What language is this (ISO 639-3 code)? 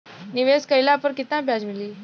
bho